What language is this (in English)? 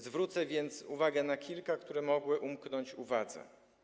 Polish